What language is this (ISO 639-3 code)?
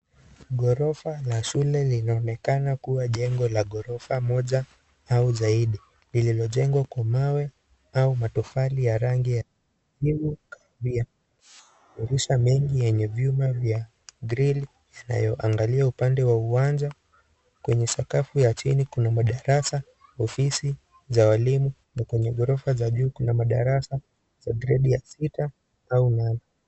swa